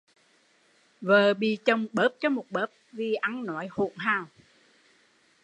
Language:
Vietnamese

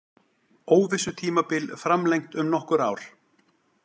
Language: Icelandic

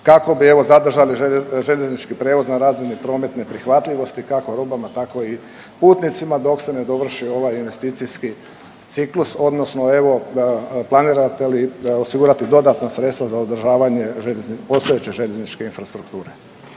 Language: Croatian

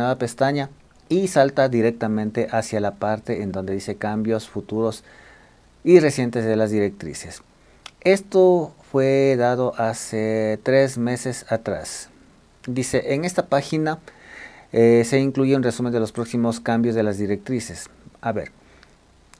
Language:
Spanish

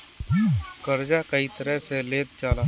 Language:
Bhojpuri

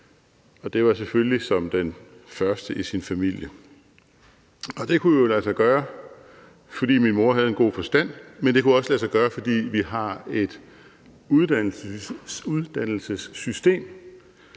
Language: Danish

